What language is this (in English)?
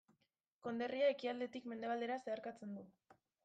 Basque